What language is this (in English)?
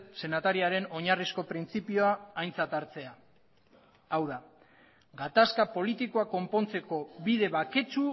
Basque